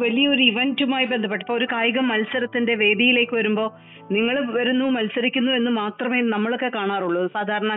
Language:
Malayalam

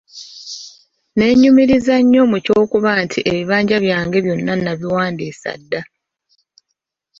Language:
Ganda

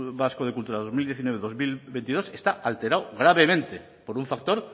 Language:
Spanish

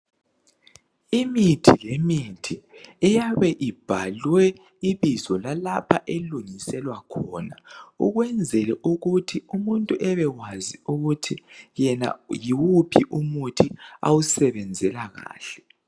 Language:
North Ndebele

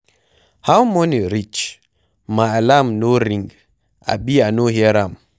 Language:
Nigerian Pidgin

